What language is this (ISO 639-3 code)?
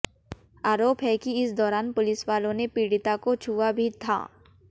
hin